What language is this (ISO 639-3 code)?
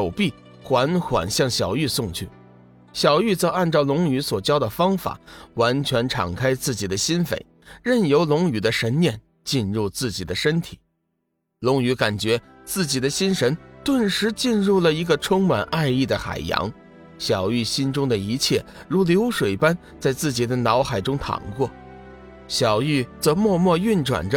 zho